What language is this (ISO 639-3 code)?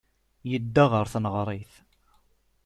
kab